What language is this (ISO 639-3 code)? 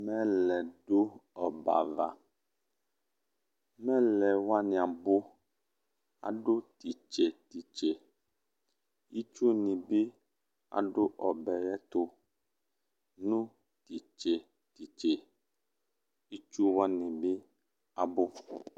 kpo